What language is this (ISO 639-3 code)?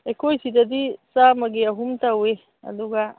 mni